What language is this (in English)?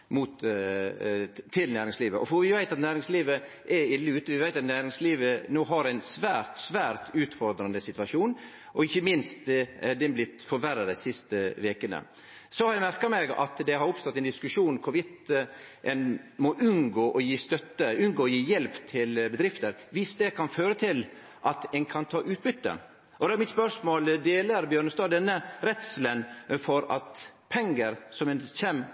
Norwegian Nynorsk